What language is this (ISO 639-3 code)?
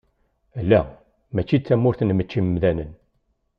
kab